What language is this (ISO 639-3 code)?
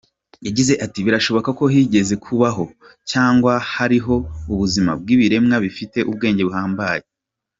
kin